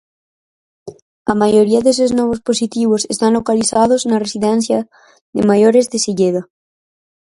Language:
Galician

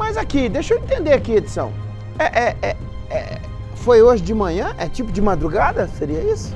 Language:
Portuguese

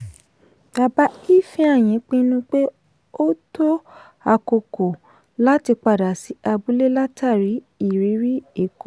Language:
Yoruba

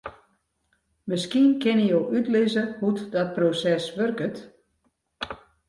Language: Western Frisian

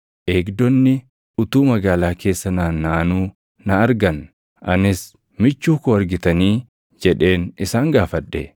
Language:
Oromo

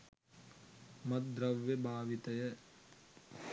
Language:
Sinhala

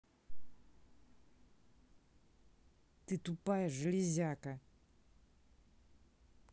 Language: Russian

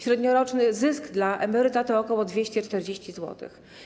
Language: Polish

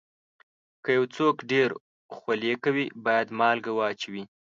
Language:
Pashto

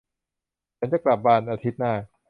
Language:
Thai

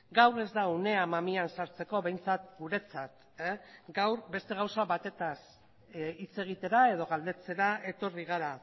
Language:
Basque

